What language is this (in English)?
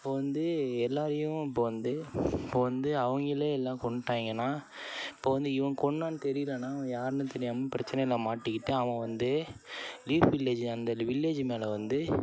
Tamil